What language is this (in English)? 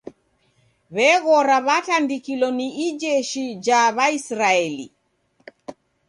Taita